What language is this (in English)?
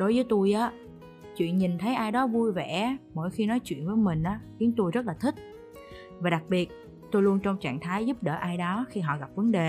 Vietnamese